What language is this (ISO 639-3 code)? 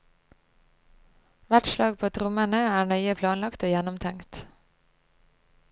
nor